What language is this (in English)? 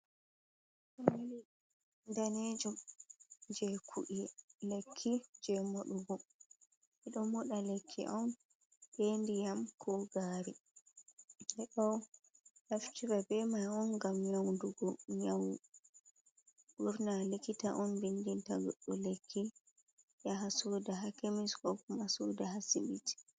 Fula